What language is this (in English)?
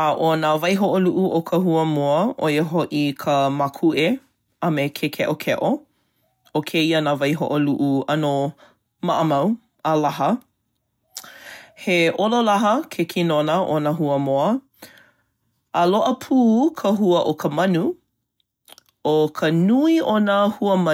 Hawaiian